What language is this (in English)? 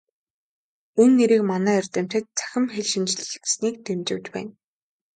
Mongolian